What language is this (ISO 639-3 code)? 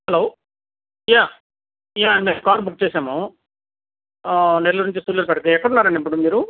tel